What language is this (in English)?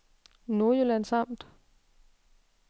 Danish